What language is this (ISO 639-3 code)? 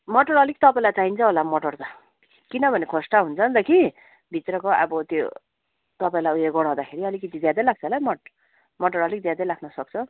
nep